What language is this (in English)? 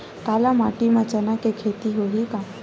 Chhattisgarhi